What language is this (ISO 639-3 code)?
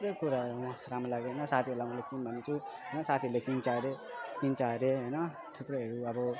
nep